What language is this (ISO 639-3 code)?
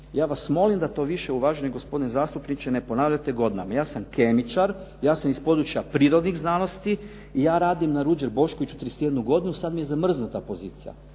hrv